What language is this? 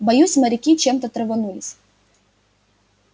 Russian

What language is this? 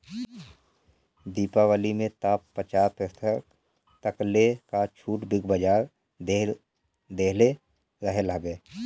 Bhojpuri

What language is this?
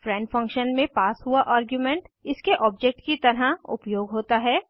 Hindi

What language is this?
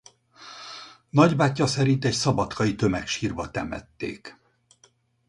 Hungarian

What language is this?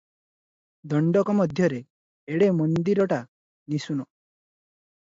Odia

